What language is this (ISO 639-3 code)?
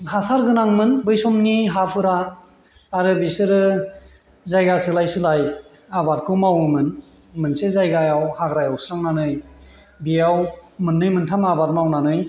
brx